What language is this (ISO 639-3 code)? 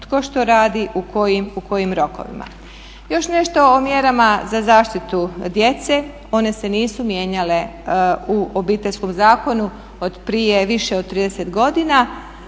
hrv